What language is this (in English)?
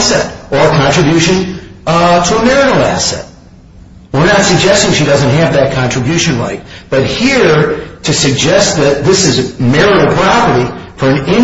English